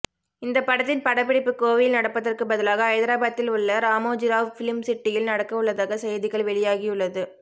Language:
Tamil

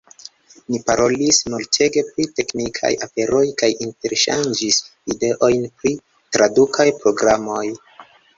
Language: Esperanto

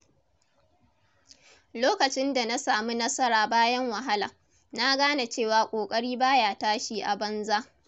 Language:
Hausa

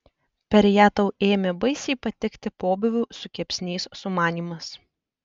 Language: Lithuanian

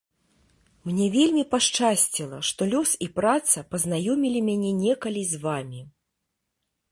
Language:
Belarusian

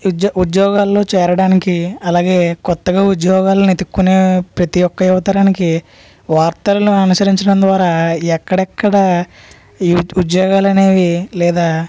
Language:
Telugu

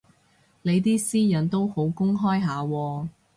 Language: Cantonese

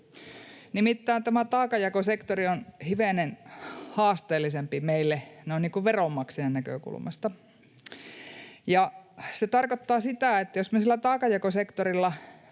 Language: Finnish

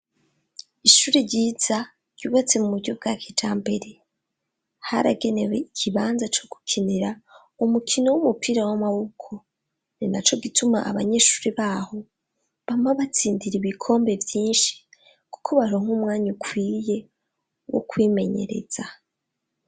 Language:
Rundi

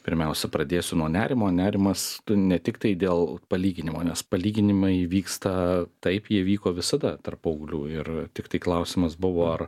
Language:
Lithuanian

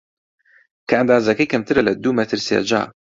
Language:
Central Kurdish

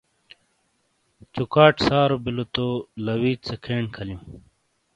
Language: Shina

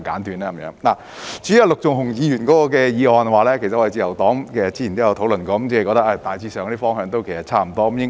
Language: Cantonese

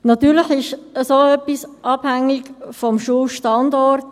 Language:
Swiss German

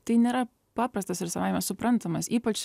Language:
Lithuanian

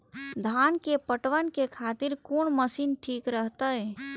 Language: Maithili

